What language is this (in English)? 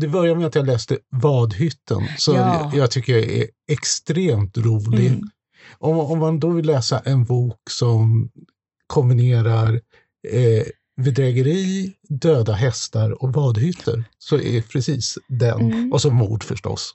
Swedish